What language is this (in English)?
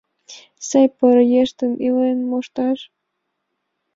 Mari